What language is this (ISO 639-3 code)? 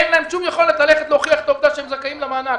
heb